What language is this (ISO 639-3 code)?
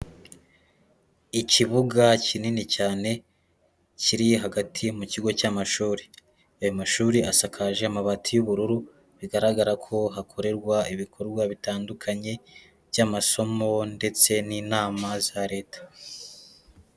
kin